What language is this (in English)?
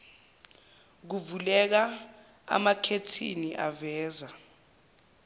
Zulu